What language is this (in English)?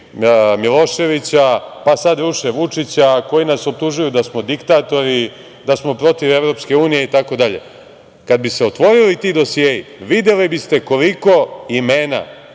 Serbian